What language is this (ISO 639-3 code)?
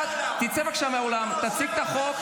heb